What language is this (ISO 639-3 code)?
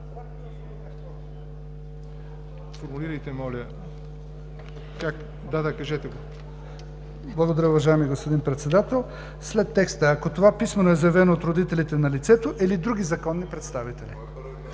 bul